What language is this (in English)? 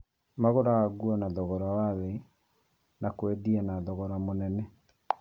Kikuyu